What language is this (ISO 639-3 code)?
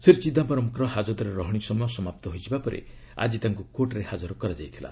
ori